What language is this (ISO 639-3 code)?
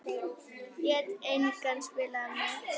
isl